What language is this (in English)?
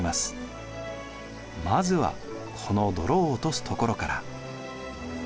Japanese